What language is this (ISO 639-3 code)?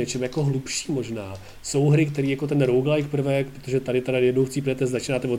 ces